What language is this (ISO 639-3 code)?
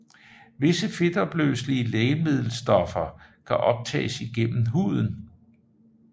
dan